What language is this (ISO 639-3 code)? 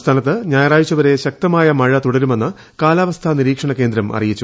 mal